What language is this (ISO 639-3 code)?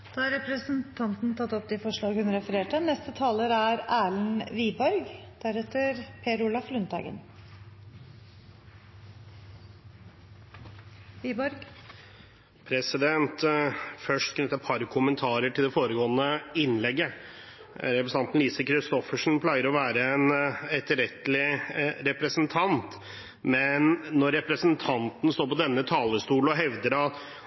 nob